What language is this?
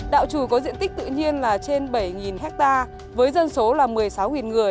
Vietnamese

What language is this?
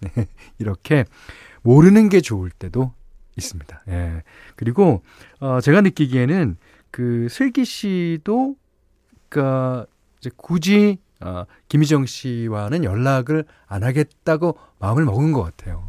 Korean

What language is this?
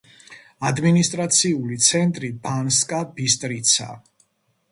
Georgian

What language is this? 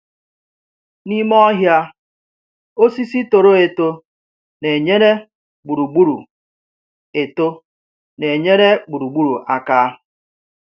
Igbo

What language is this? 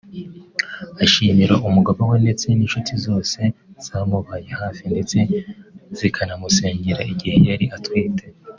Kinyarwanda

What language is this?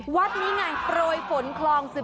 Thai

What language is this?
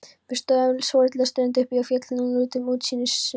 Icelandic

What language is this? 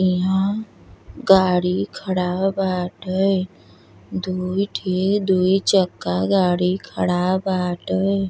Bhojpuri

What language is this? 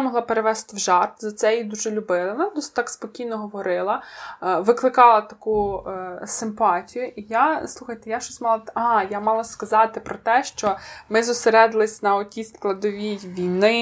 Ukrainian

